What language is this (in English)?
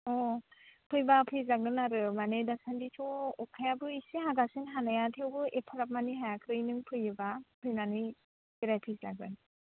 Bodo